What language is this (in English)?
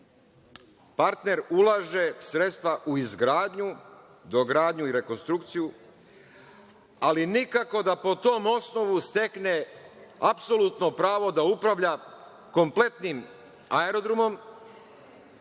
Serbian